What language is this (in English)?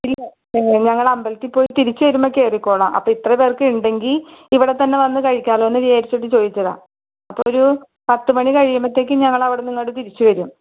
Malayalam